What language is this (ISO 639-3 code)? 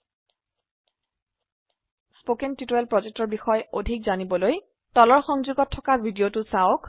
asm